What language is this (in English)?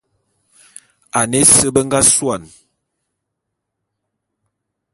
Bulu